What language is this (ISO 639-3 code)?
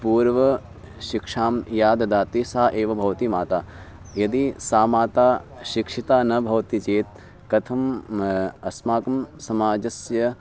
san